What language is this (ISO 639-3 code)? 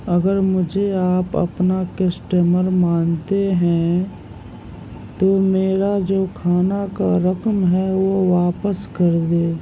urd